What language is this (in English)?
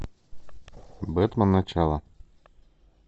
Russian